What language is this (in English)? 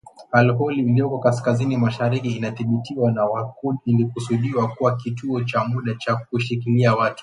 Swahili